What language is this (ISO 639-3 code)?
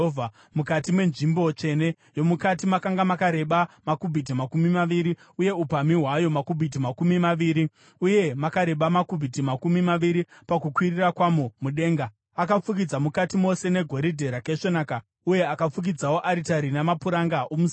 sna